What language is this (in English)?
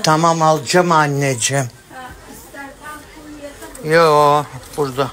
Turkish